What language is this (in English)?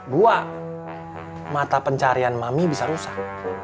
Indonesian